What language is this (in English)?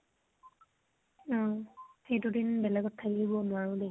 Assamese